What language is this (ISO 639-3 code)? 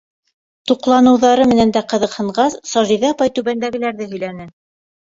bak